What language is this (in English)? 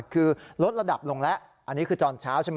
Thai